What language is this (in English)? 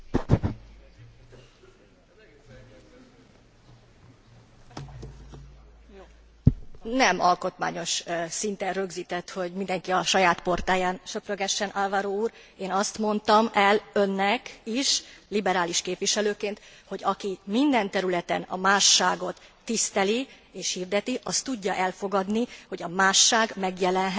Hungarian